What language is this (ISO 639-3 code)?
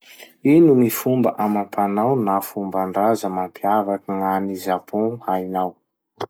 msh